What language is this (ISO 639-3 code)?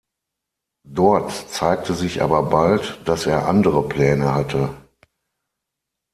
deu